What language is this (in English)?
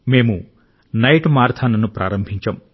Telugu